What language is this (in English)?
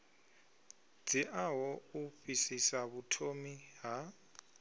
Venda